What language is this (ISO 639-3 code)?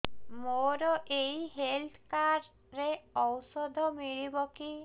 ori